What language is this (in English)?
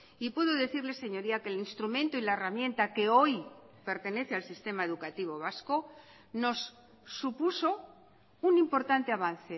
Spanish